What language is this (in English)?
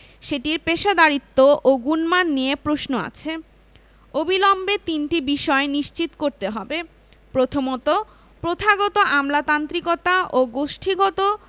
Bangla